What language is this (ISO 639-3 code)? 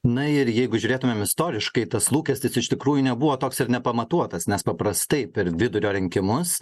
lit